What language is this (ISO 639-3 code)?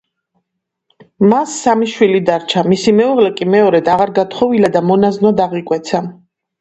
kat